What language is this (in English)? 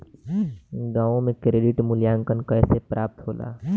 Bhojpuri